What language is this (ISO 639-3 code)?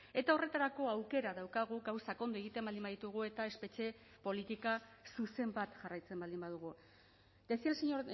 eus